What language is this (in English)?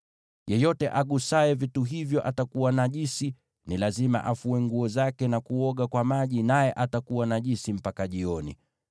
Swahili